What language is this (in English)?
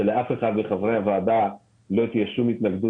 Hebrew